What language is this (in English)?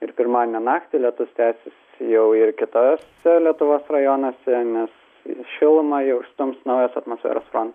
Lithuanian